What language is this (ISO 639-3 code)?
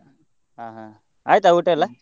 kan